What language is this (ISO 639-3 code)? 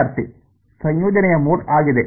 kan